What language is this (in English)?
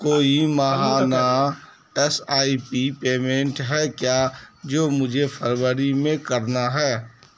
Urdu